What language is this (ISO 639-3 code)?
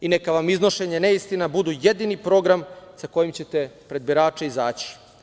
srp